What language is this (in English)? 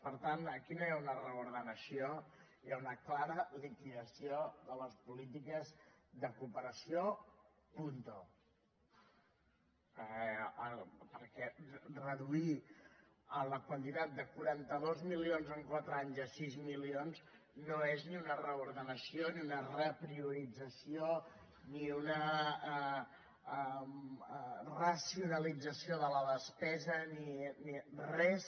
Catalan